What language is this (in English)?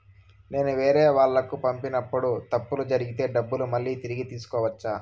Telugu